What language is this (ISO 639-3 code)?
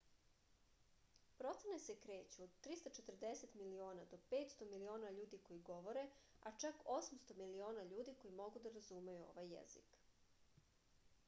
srp